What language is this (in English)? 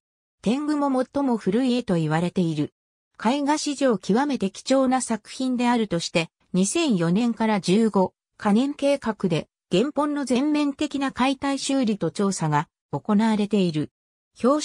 Japanese